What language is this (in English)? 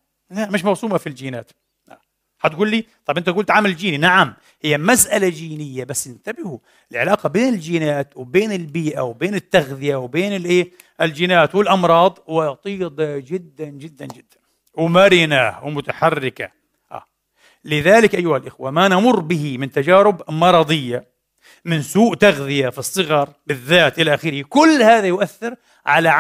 Arabic